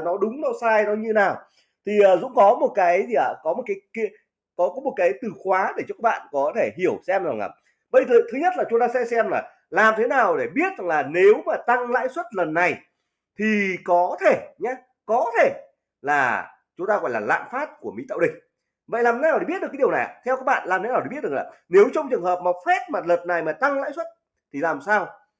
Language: Vietnamese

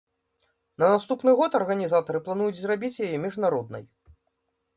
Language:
Belarusian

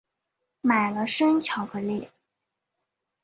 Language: Chinese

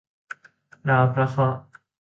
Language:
Thai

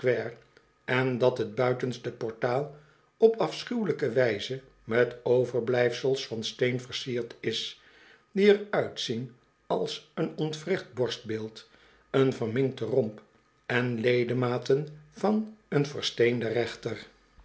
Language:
Dutch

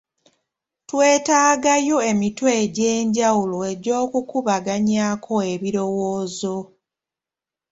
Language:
Ganda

